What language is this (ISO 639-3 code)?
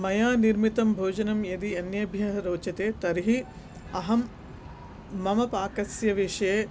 san